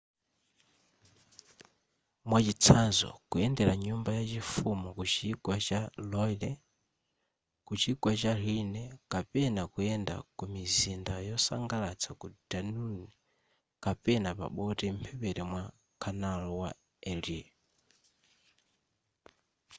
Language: Nyanja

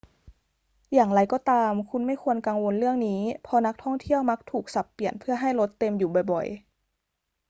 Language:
Thai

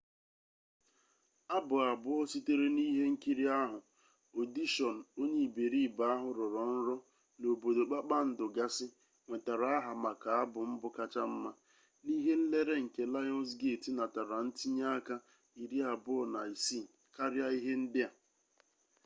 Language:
Igbo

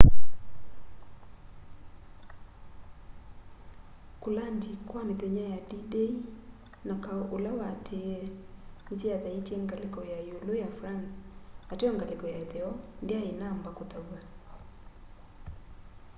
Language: Kamba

